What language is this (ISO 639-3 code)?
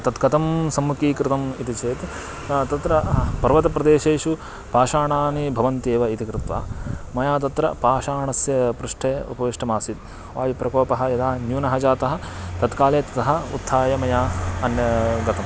san